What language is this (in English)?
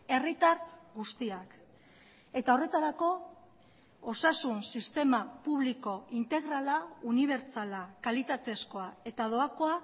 Basque